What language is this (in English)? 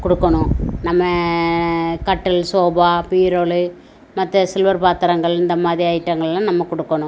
Tamil